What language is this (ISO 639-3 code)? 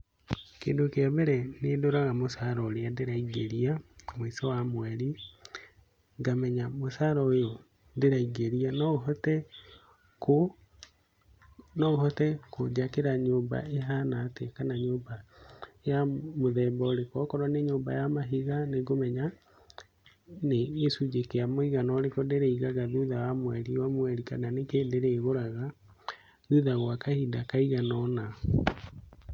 kik